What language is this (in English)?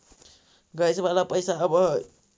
Magahi